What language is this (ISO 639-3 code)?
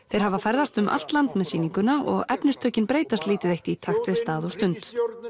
isl